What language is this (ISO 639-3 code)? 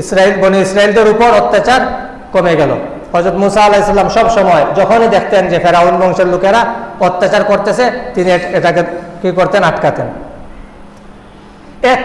ind